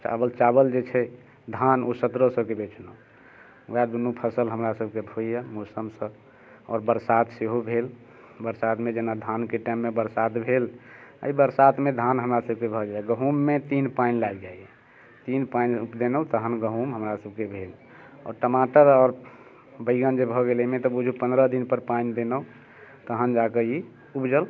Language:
Maithili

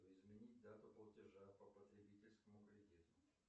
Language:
Russian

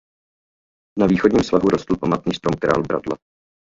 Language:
Czech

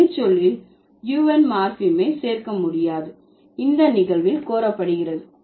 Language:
Tamil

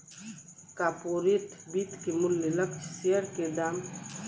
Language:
Bhojpuri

